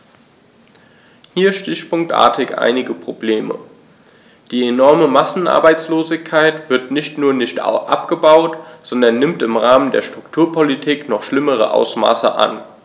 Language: German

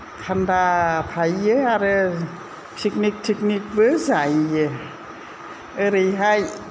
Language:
Bodo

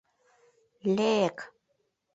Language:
Mari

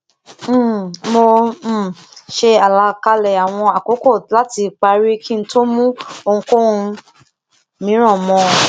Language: Yoruba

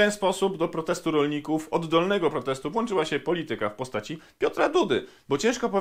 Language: Polish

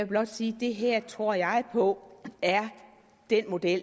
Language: Danish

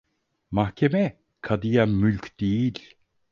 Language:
Turkish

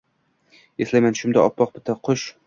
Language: Uzbek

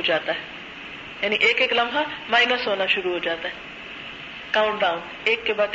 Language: Urdu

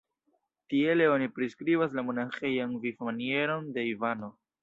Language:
Esperanto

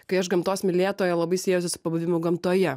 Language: Lithuanian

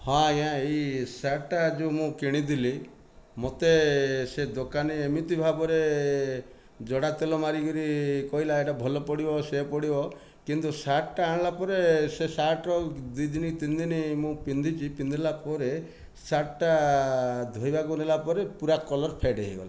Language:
Odia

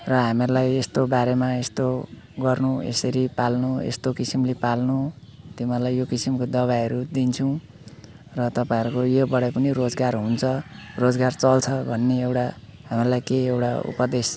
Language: Nepali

